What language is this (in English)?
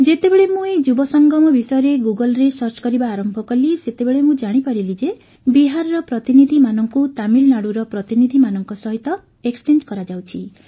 Odia